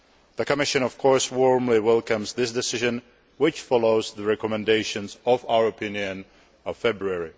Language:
English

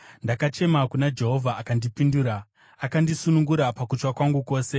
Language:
Shona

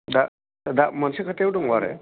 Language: Bodo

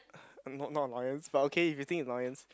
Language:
English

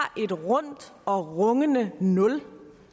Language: Danish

